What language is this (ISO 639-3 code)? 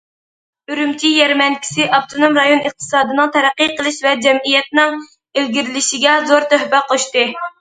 uig